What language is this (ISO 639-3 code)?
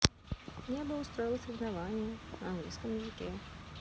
rus